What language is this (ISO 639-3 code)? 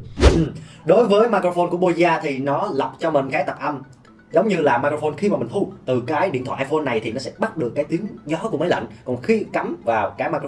vie